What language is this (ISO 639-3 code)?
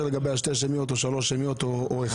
heb